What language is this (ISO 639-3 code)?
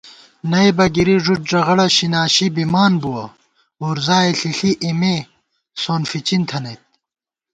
gwt